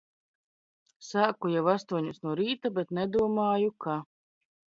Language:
Latvian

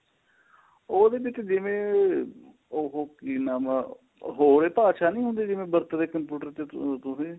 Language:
Punjabi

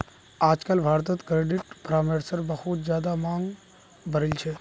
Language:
Magahi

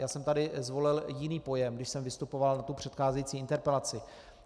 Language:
Czech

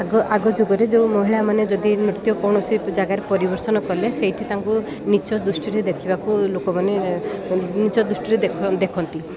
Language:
Odia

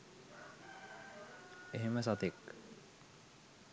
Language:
Sinhala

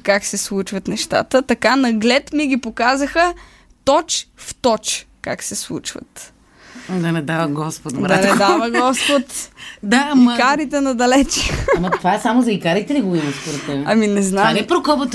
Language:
Bulgarian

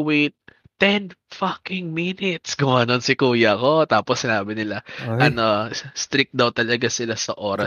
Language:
Filipino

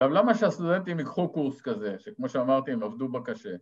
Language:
Hebrew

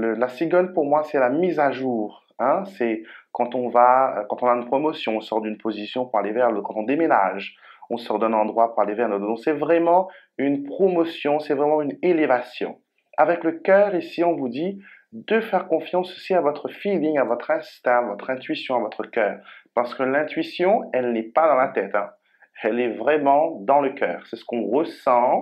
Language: French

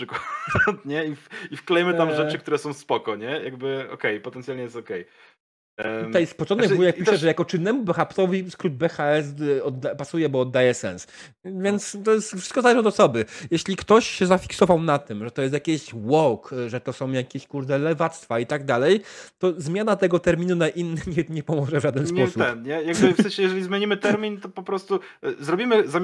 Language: Polish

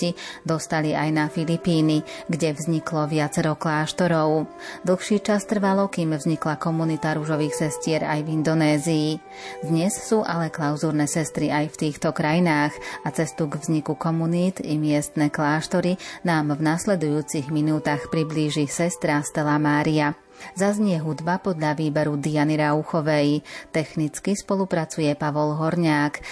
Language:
Slovak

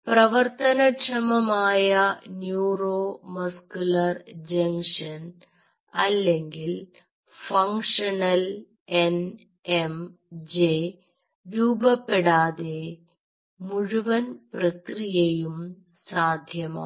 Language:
Malayalam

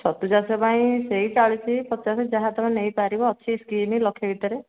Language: Odia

